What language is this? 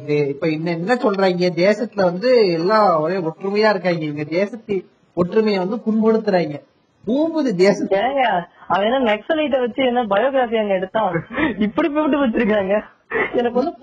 Tamil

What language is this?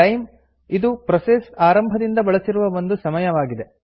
Kannada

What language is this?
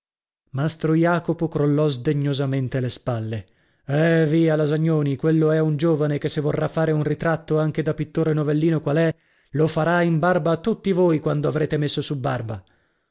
Italian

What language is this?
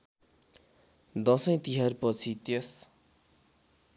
Nepali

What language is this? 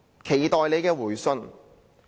Cantonese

